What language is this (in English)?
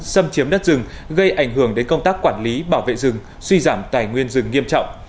Vietnamese